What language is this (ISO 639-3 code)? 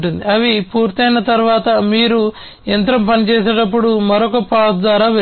tel